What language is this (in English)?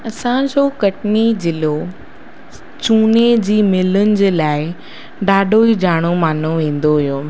Sindhi